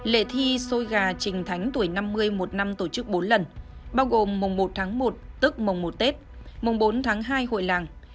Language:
Vietnamese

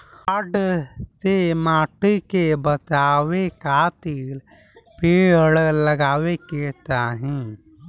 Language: Bhojpuri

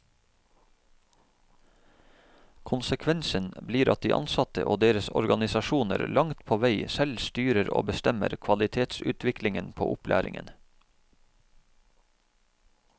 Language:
Norwegian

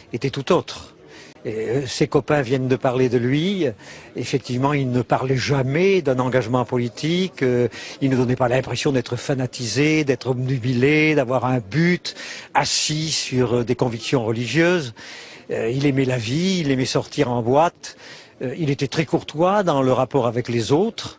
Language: French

